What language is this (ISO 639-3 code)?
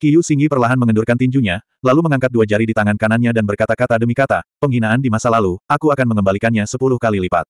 ind